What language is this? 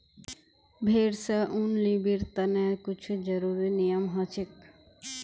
Magahi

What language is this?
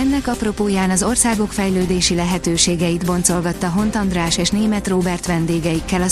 Hungarian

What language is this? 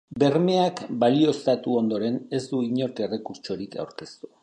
Basque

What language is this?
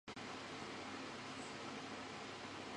Chinese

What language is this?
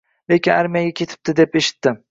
Uzbek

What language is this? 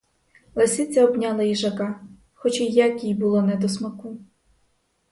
Ukrainian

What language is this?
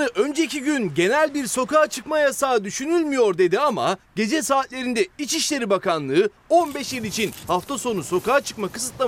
Turkish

